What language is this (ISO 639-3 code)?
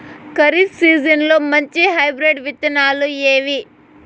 tel